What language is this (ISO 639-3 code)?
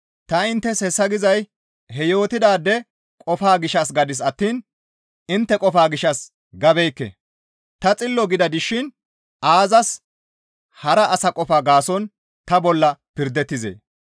gmv